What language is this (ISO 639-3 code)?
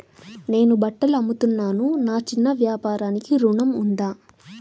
tel